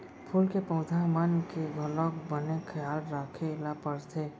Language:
Chhattisgarhi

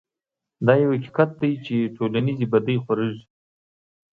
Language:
Pashto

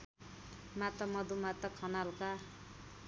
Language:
Nepali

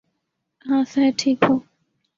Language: Urdu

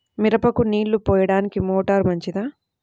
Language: Telugu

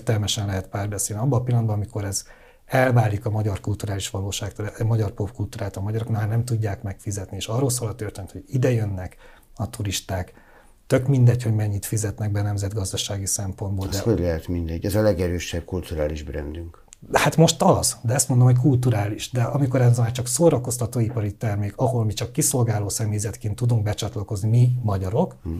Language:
Hungarian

